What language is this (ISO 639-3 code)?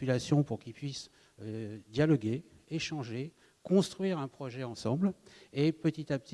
fra